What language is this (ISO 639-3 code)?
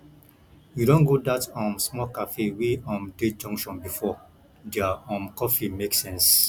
pcm